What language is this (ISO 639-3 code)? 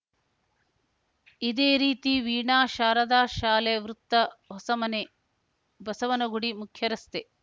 kan